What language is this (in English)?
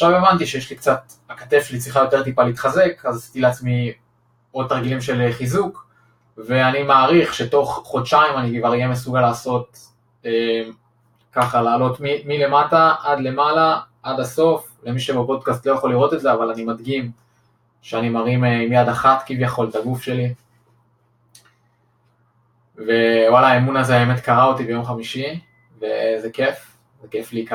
Hebrew